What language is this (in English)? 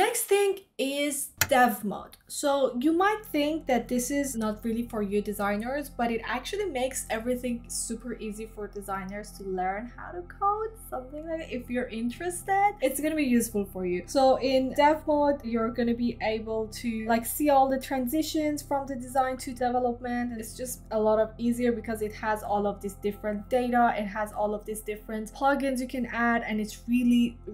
English